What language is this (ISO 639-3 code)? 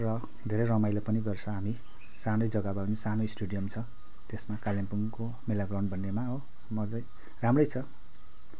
nep